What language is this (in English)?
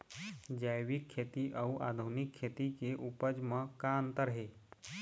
Chhattisgarhi